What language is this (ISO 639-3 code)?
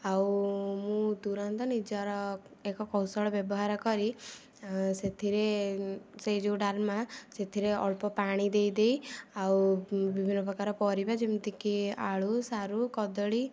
ori